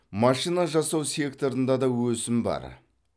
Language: Kazakh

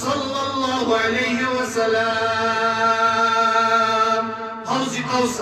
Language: Arabic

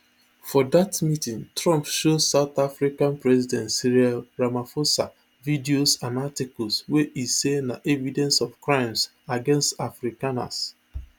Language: Nigerian Pidgin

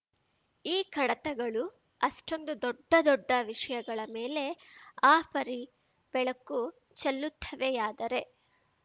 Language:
Kannada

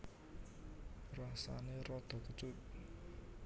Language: Javanese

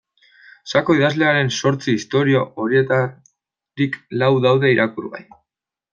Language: Basque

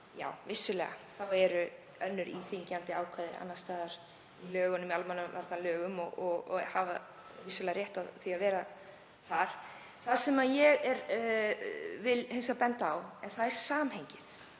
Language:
Icelandic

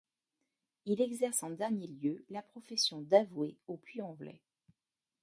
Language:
French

